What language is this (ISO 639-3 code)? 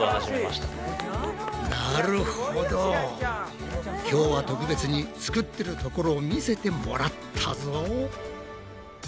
jpn